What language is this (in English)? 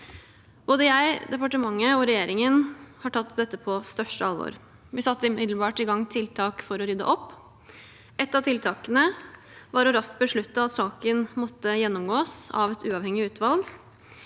Norwegian